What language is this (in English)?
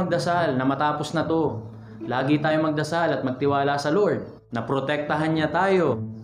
Filipino